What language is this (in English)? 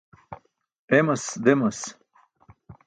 Burushaski